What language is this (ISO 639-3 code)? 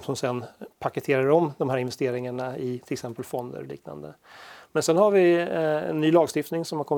swe